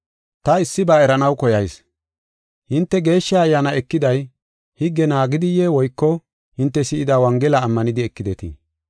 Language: Gofa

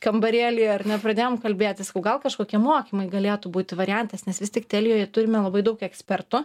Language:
Lithuanian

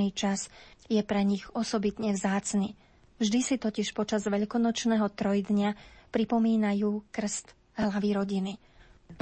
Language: Slovak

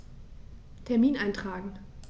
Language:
German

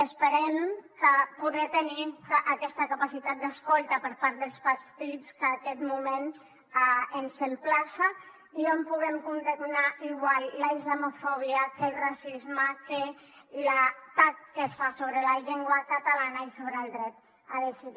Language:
Catalan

